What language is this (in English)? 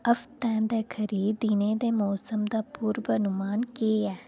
Dogri